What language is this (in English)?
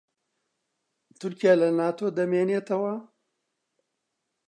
Central Kurdish